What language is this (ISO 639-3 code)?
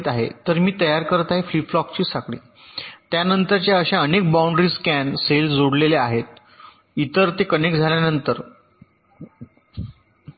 mar